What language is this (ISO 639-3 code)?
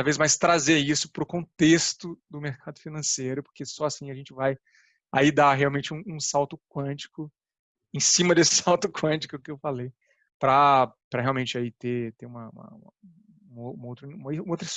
por